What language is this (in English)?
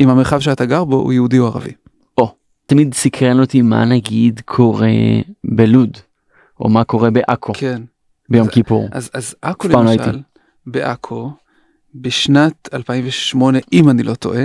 Hebrew